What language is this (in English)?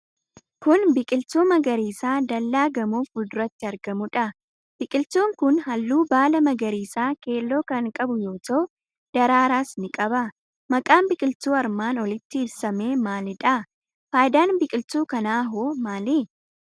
Oromo